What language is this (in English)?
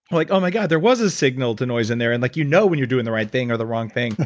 English